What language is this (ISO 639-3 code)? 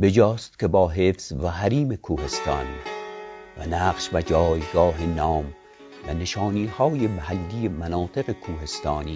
fas